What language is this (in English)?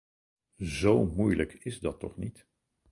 Dutch